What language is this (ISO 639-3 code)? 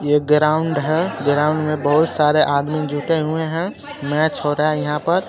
hin